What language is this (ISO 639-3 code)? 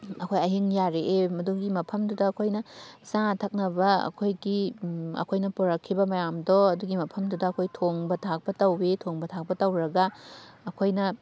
mni